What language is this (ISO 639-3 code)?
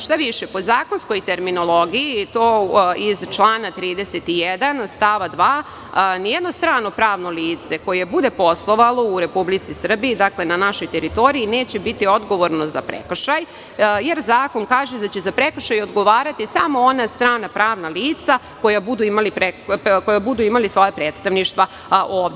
srp